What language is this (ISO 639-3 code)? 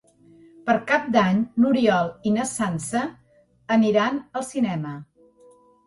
cat